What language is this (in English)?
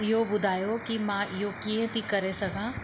Sindhi